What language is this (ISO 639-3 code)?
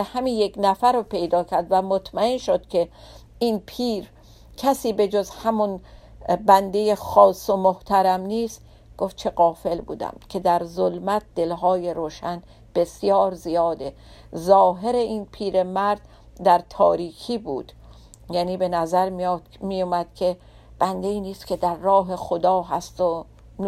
fas